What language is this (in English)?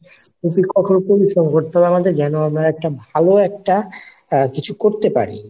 Bangla